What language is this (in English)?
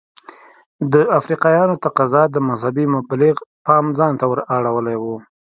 Pashto